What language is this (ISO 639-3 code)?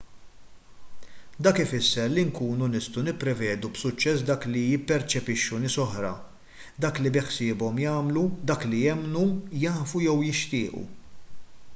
mlt